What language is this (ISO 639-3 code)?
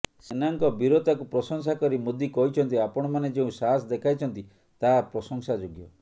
ori